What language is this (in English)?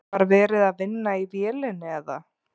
Icelandic